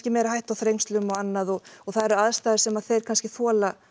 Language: Icelandic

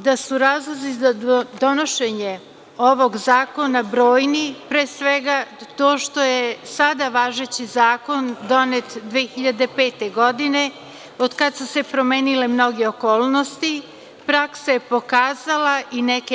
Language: Serbian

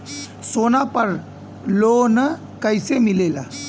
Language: Bhojpuri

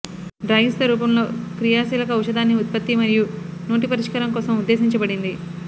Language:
Telugu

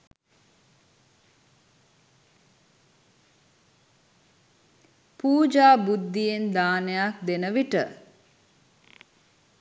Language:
Sinhala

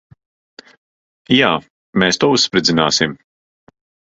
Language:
Latvian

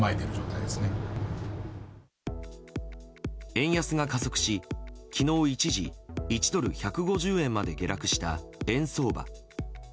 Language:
Japanese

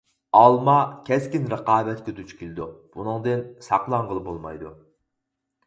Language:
Uyghur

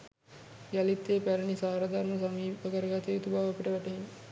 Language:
Sinhala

